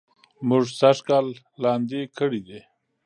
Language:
Pashto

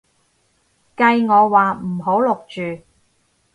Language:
Cantonese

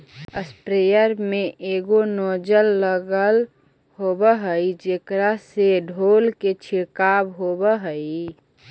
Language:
Magahi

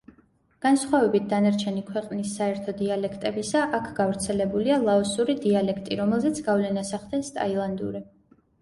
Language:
Georgian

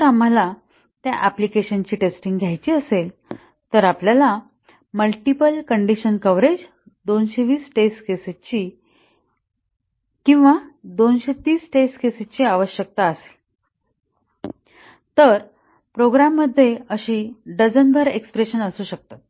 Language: Marathi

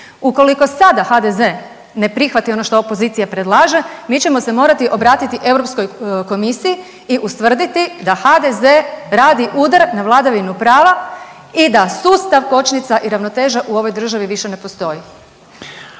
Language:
Croatian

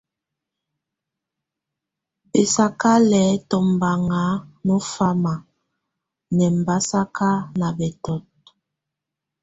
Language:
Tunen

